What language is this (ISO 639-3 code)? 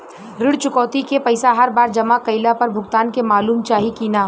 bho